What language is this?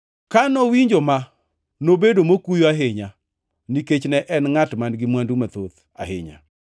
Luo (Kenya and Tanzania)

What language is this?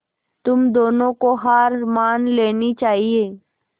Hindi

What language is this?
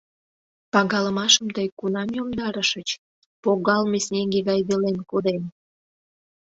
Mari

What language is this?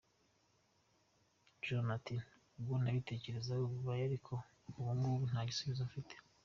Kinyarwanda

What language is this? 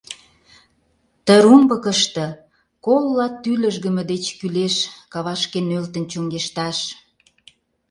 Mari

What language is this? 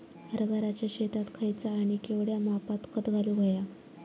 Marathi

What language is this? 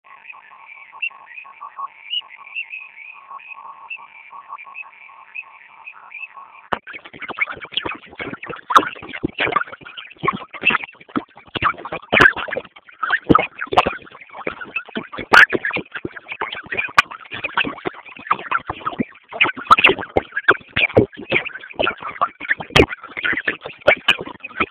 Swahili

